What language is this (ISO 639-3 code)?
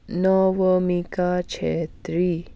nep